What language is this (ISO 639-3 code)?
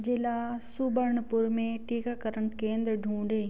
hin